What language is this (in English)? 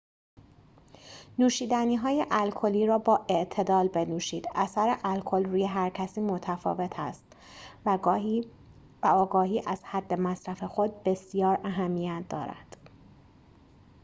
Persian